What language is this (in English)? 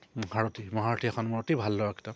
Assamese